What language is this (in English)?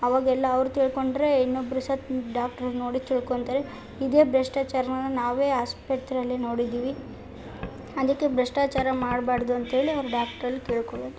Kannada